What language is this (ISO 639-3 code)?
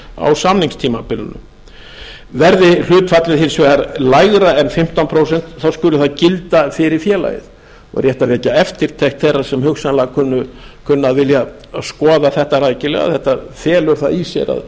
isl